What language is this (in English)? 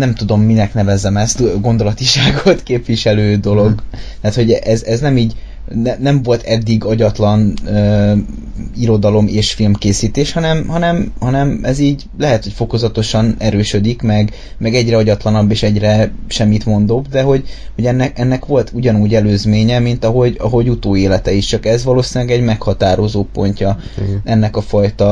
Hungarian